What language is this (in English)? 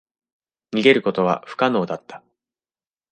Japanese